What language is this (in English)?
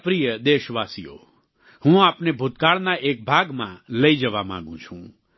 Gujarati